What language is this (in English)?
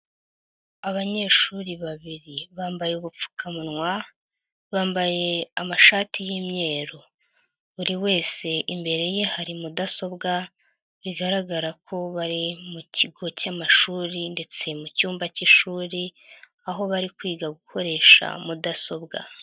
Kinyarwanda